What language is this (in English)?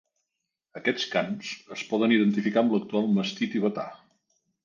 Catalan